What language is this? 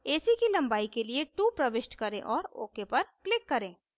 Hindi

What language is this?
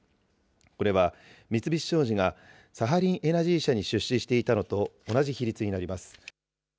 Japanese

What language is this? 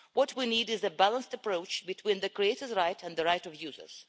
English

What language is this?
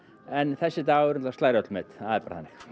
Icelandic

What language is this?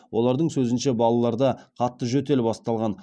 Kazakh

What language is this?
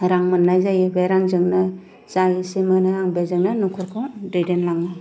Bodo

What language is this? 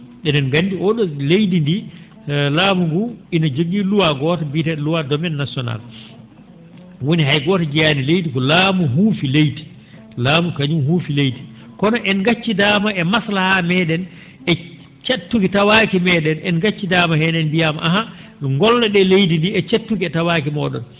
Fula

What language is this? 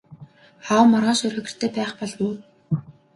Mongolian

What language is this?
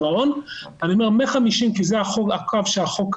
Hebrew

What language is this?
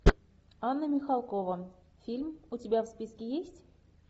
Russian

